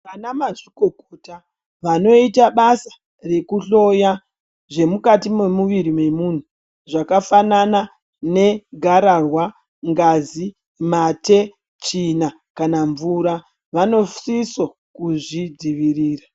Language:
Ndau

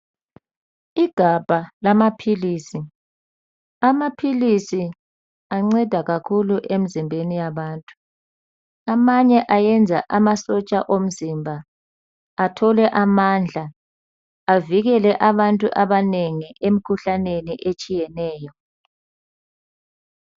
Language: North Ndebele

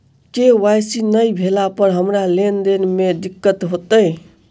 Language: Maithili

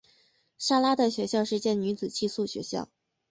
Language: Chinese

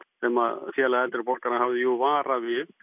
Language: Icelandic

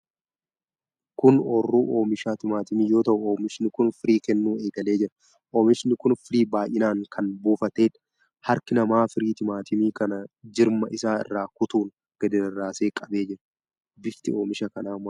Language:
Oromo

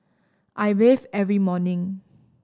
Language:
English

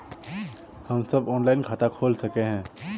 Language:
Magahi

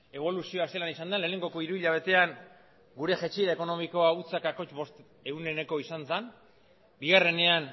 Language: Basque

